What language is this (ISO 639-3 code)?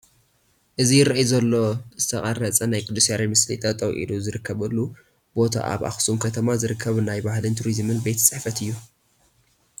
tir